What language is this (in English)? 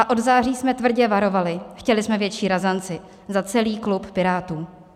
Czech